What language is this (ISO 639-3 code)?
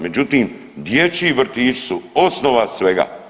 hrv